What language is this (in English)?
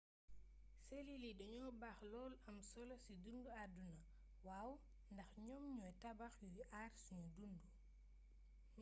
Wolof